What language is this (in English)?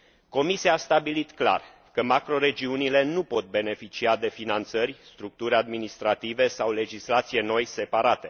Romanian